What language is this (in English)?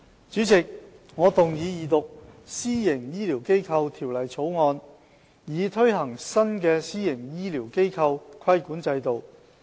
Cantonese